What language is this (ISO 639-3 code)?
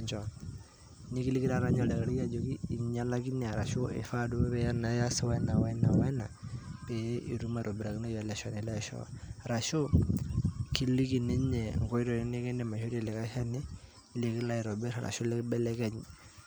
mas